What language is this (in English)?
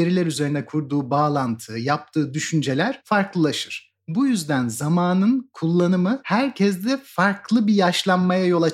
Turkish